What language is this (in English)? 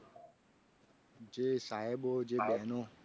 Gujarati